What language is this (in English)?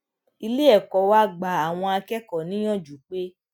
Yoruba